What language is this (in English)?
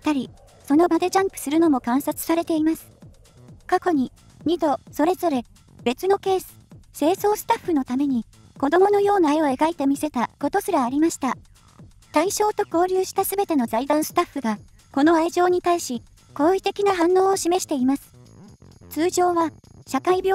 Japanese